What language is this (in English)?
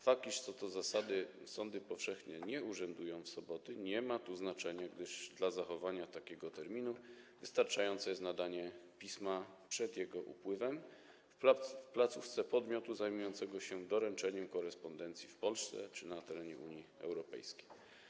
Polish